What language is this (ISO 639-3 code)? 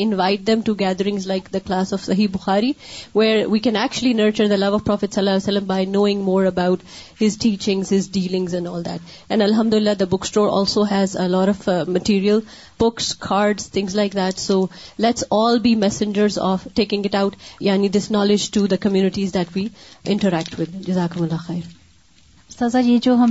urd